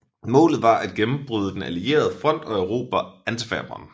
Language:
Danish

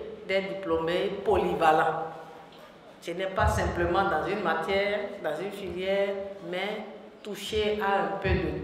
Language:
French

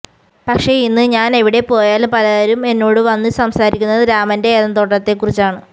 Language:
Malayalam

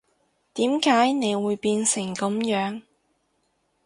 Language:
Cantonese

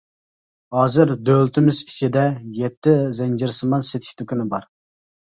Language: Uyghur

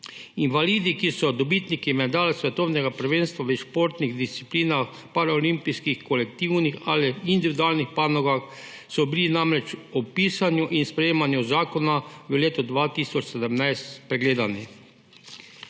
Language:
Slovenian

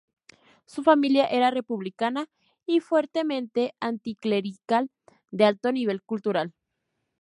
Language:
Spanish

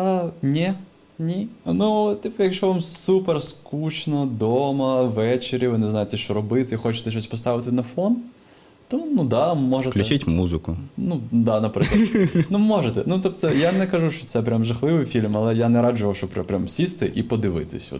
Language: Ukrainian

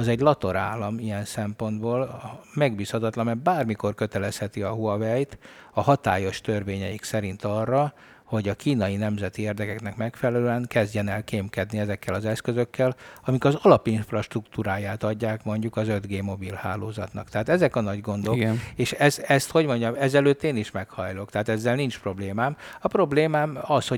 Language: Hungarian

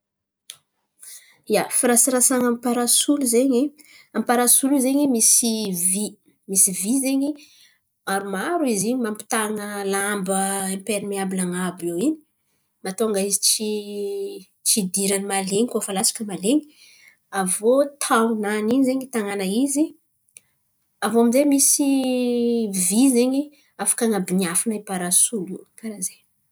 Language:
Antankarana Malagasy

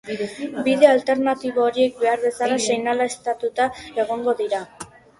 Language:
Basque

